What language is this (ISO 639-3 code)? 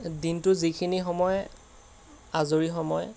asm